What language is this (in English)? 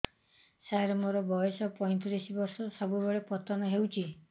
Odia